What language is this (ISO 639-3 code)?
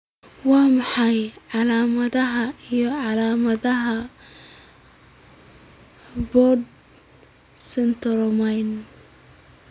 som